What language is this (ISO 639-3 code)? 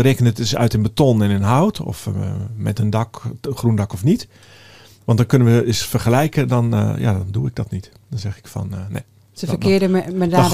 nld